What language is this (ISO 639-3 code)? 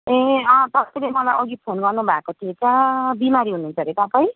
nep